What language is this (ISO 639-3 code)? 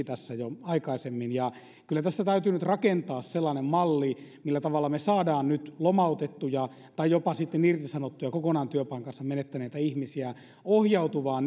fin